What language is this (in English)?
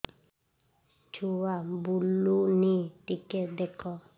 Odia